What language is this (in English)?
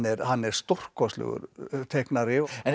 Icelandic